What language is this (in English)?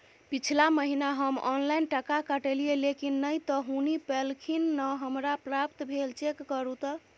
Maithili